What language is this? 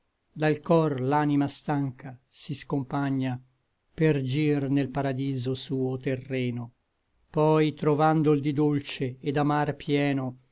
Italian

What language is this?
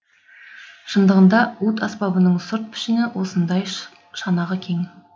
Kazakh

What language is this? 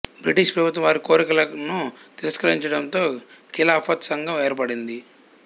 Telugu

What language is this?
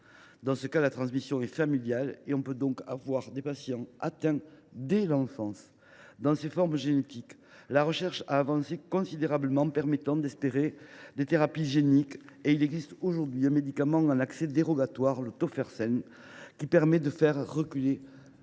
French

